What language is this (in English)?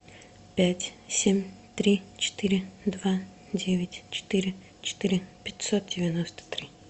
Russian